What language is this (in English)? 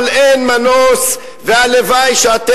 Hebrew